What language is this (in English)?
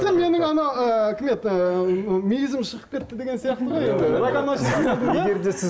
Kazakh